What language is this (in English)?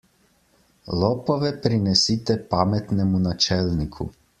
Slovenian